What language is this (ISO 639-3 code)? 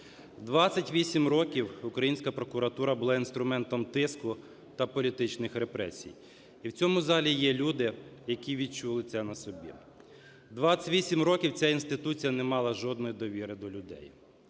ukr